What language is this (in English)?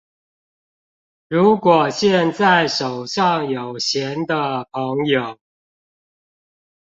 Chinese